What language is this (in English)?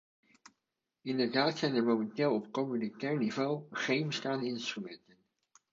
Dutch